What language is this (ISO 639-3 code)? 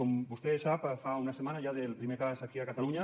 cat